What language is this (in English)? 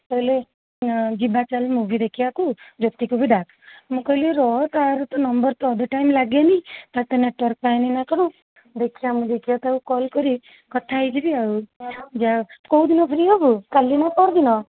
Odia